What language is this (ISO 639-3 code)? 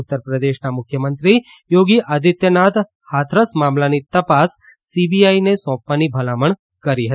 guj